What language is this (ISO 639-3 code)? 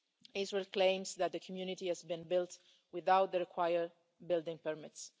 eng